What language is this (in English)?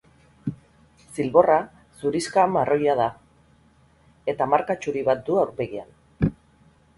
Basque